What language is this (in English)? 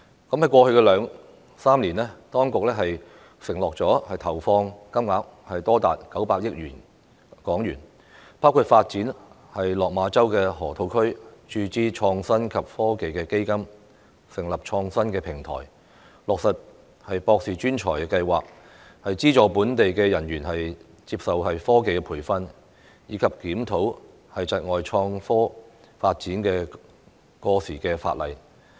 Cantonese